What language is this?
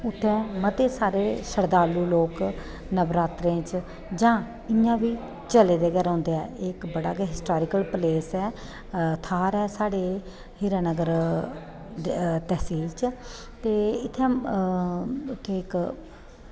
Dogri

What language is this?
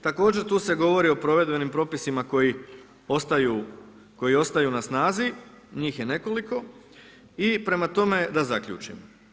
Croatian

